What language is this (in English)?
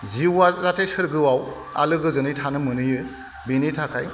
Bodo